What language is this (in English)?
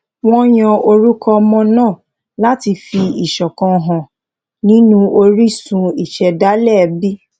Yoruba